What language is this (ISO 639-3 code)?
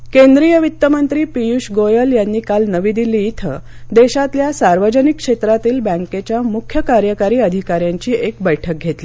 mar